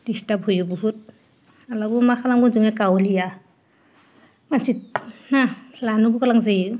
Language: Bodo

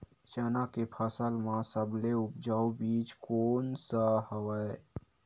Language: Chhattisgarhi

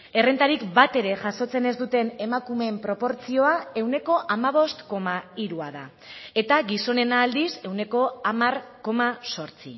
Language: Basque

